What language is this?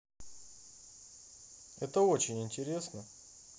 Russian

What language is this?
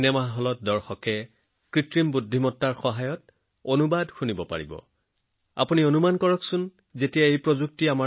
Assamese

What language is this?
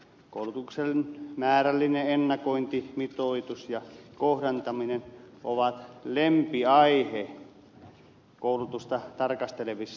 Finnish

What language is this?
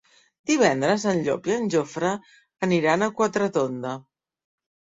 Catalan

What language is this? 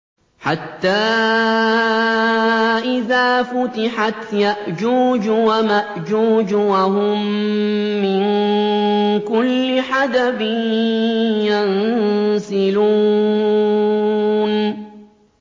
Arabic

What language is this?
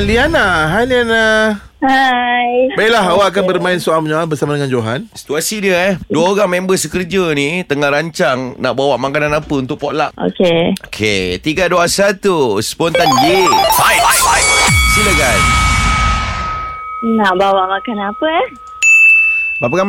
Malay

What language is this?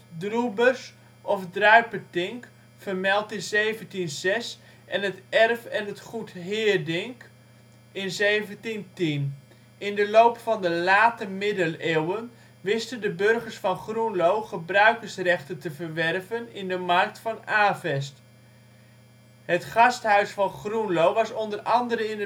Dutch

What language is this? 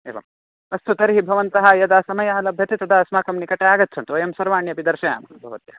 Sanskrit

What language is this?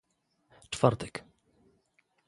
Polish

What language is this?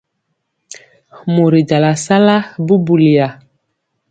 Mpiemo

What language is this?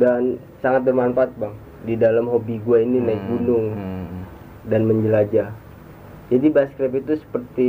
Indonesian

